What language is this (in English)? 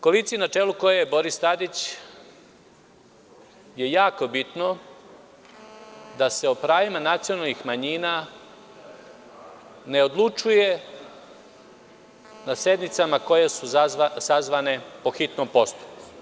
Serbian